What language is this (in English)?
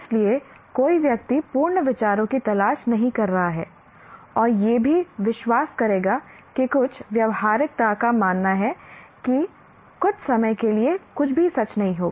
Hindi